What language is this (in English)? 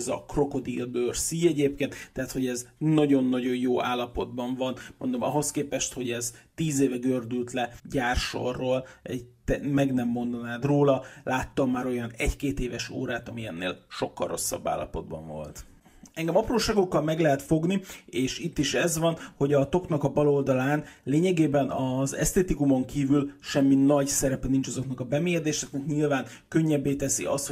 Hungarian